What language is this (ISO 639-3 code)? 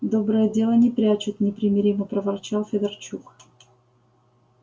rus